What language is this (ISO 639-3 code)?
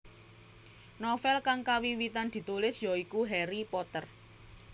jav